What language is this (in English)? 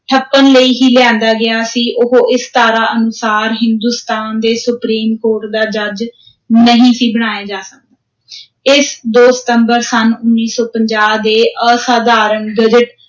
Punjabi